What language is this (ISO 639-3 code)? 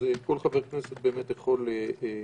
heb